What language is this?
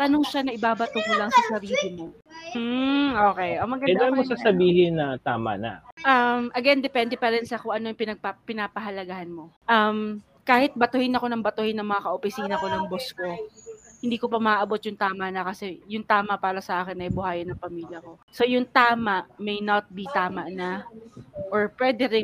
Filipino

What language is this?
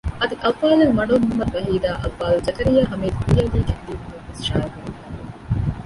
Divehi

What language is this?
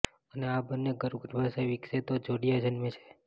Gujarati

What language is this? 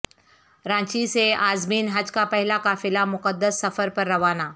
Urdu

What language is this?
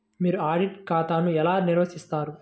Telugu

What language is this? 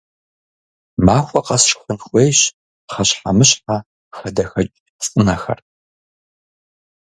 Kabardian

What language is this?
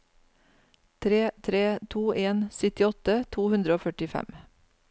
Norwegian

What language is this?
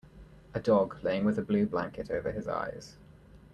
English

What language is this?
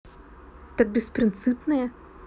Russian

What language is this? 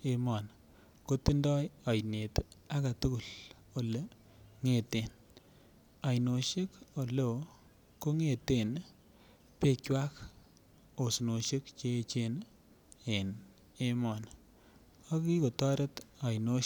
Kalenjin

